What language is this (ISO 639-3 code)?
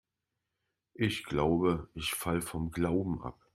deu